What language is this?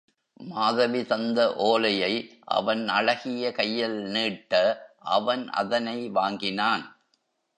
Tamil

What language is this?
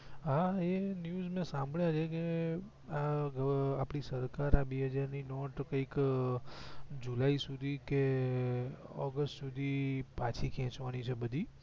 Gujarati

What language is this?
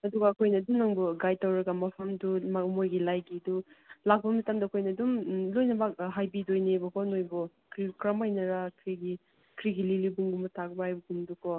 Manipuri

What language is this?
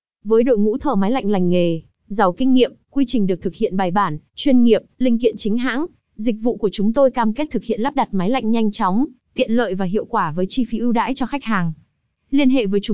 Vietnamese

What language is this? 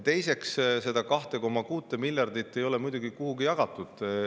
Estonian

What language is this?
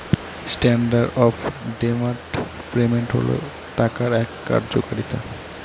Bangla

